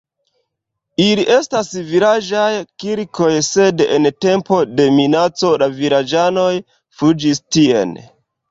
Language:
Esperanto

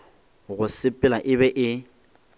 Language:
Northern Sotho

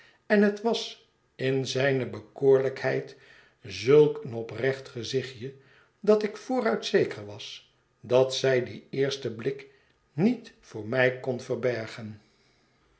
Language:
Dutch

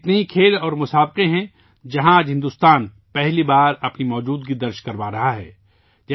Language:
Urdu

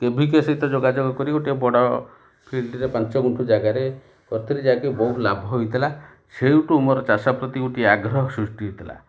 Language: Odia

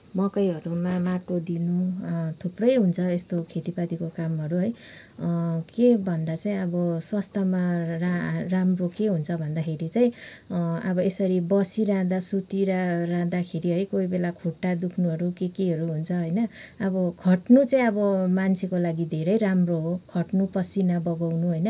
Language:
Nepali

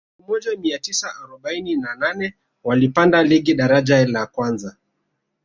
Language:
Swahili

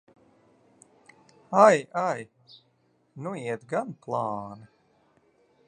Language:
Latvian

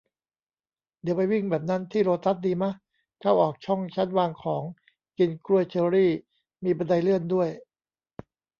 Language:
Thai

